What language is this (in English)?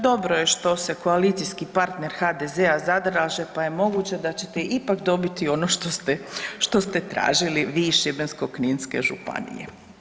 Croatian